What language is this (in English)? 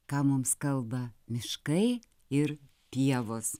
Lithuanian